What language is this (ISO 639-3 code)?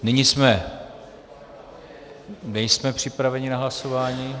ces